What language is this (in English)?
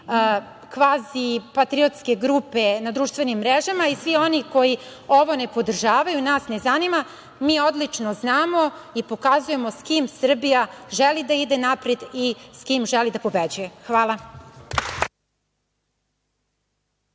Serbian